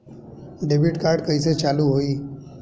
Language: Bhojpuri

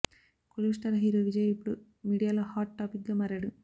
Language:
Telugu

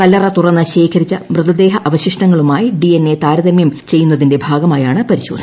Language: Malayalam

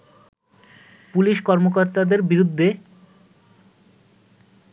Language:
Bangla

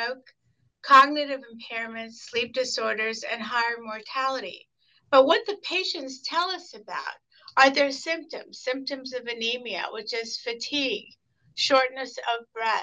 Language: English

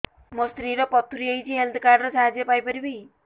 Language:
Odia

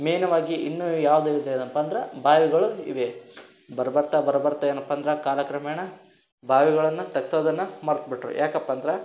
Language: Kannada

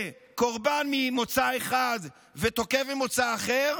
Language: Hebrew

